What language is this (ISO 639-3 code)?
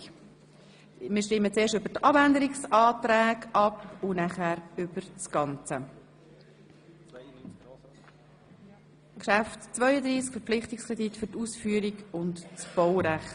gsw